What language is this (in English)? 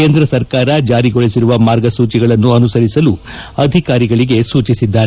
Kannada